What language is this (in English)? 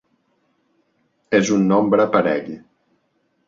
Catalan